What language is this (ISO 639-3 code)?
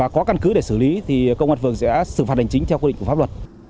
vie